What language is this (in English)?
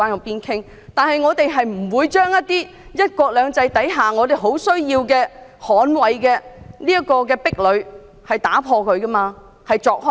Cantonese